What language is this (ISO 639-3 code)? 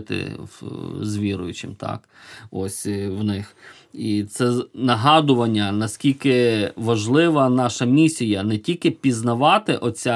ukr